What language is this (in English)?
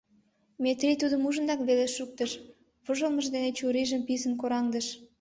Mari